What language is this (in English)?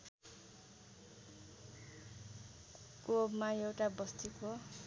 Nepali